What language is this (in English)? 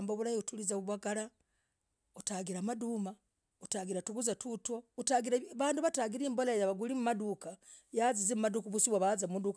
Logooli